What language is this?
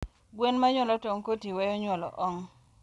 Luo (Kenya and Tanzania)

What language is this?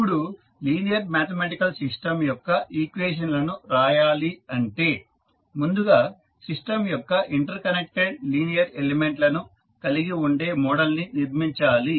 Telugu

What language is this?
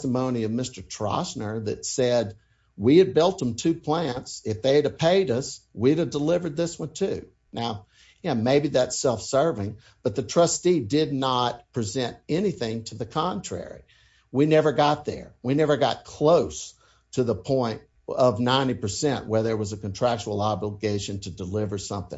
English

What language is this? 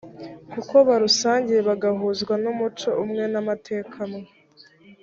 Kinyarwanda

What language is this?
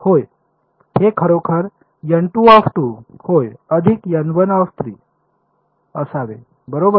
Marathi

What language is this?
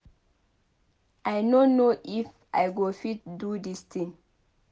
Nigerian Pidgin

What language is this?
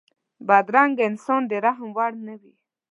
Pashto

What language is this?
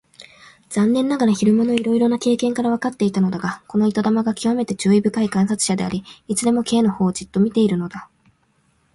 Japanese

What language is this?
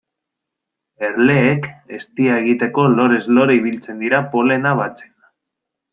Basque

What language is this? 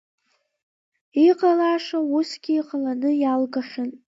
Abkhazian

